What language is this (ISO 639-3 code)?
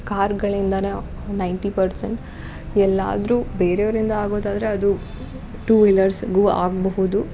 kan